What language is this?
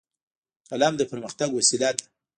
Pashto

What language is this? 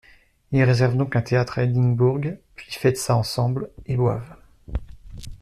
French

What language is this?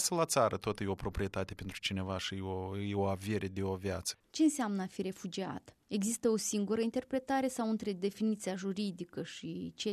Romanian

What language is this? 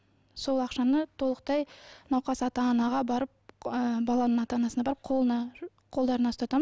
Kazakh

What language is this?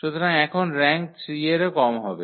Bangla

